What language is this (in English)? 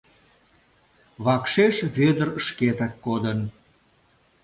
Mari